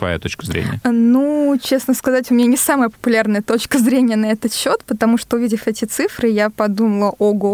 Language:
Russian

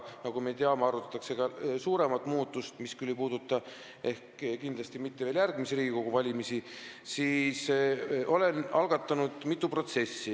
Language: Estonian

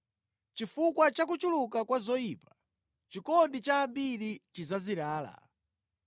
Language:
Nyanja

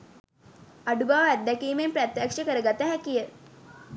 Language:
Sinhala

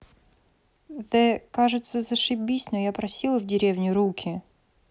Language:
Russian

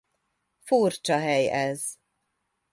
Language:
Hungarian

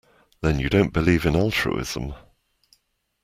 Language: English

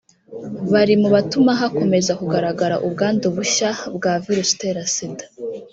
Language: Kinyarwanda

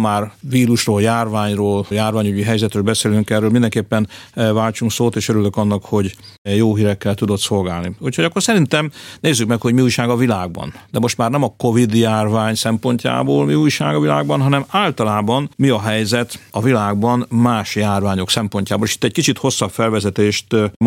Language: Hungarian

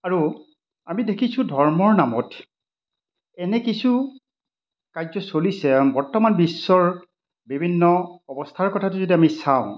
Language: Assamese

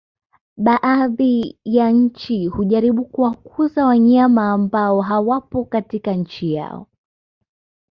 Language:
Swahili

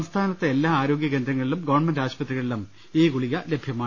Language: Malayalam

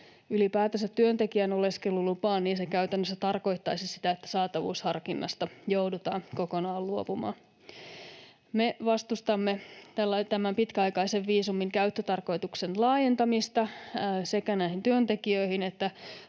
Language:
Finnish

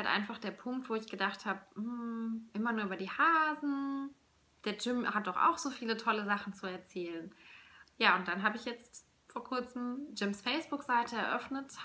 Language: German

